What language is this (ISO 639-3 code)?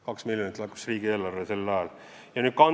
est